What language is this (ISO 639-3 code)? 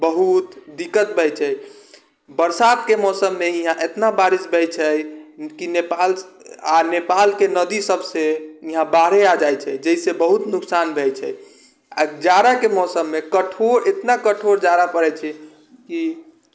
mai